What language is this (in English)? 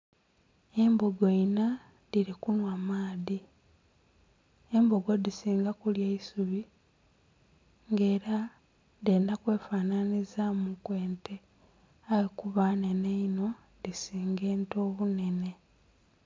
Soga